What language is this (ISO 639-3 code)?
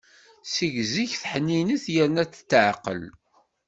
kab